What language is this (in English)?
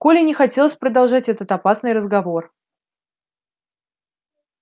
Russian